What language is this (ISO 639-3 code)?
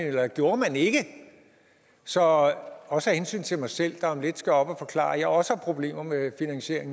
dan